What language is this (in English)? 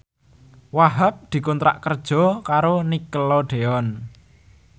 Javanese